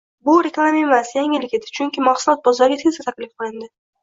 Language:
Uzbek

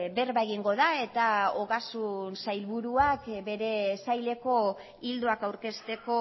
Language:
Basque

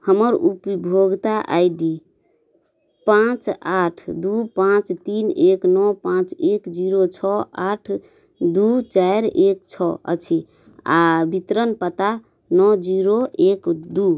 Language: Maithili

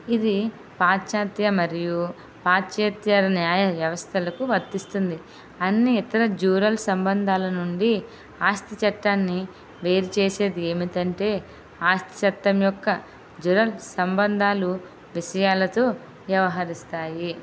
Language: Telugu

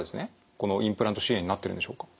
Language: Japanese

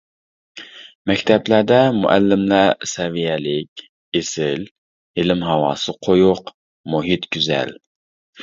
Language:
Uyghur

